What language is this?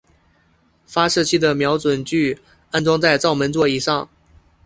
Chinese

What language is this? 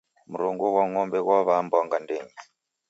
Taita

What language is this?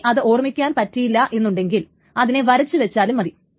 Malayalam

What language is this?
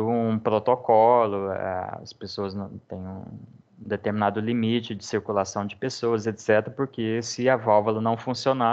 Portuguese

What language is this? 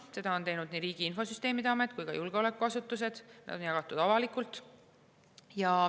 Estonian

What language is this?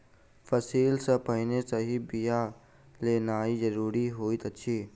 Maithili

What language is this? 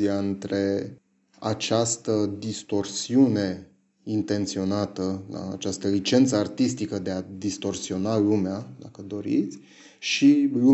Romanian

